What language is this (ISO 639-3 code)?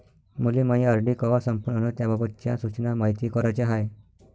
mar